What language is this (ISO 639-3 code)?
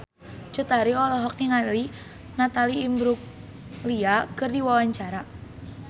sun